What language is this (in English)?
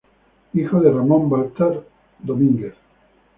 Spanish